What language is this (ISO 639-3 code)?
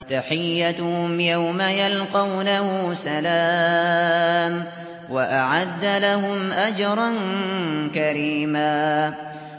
ara